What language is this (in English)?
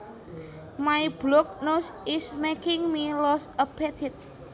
Javanese